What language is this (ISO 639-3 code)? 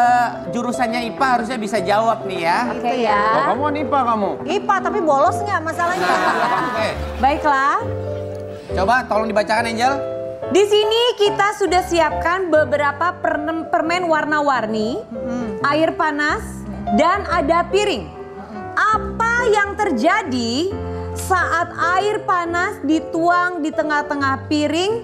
ind